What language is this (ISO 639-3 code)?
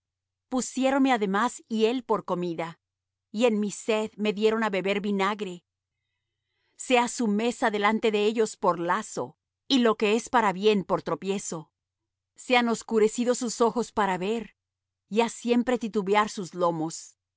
spa